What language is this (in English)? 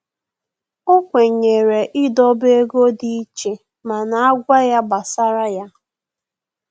Igbo